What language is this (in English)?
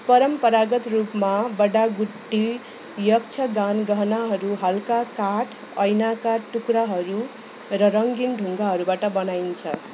Nepali